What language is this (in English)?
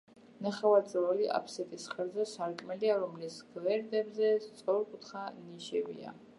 Georgian